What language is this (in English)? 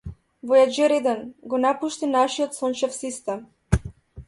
Macedonian